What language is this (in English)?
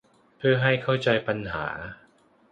Thai